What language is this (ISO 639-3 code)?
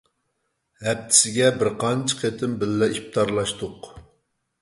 uig